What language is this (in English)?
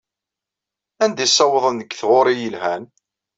Kabyle